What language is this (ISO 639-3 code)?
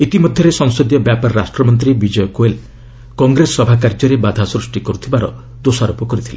ori